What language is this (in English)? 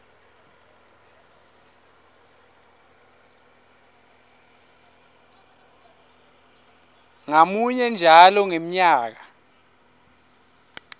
Swati